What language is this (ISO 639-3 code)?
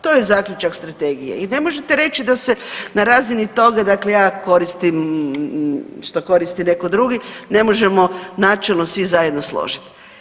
hrv